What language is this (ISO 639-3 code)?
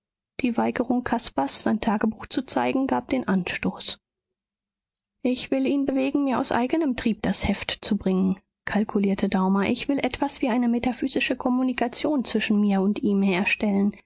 deu